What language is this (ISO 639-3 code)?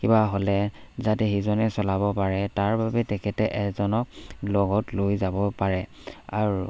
asm